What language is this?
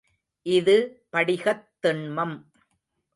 Tamil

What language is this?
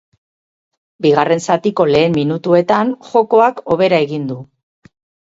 Basque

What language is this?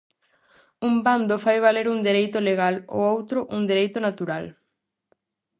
Galician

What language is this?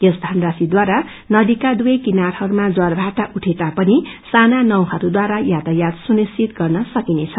Nepali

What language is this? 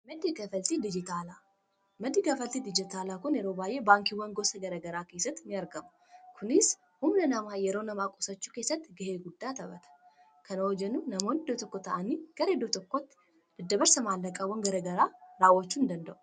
Oromo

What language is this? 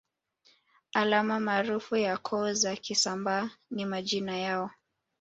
Swahili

